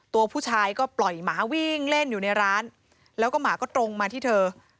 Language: Thai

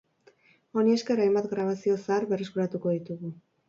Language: Basque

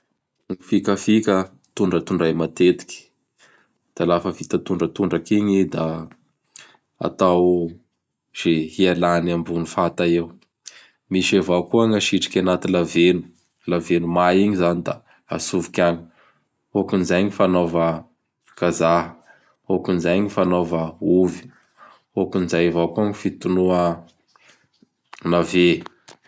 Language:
Bara Malagasy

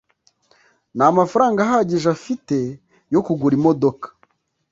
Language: Kinyarwanda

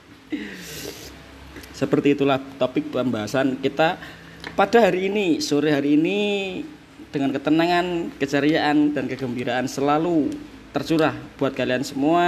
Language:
Indonesian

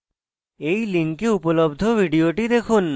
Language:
Bangla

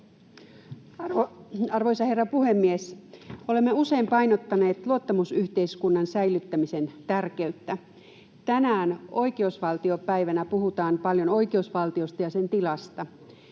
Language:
Finnish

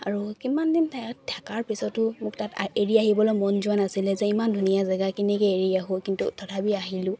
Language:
Assamese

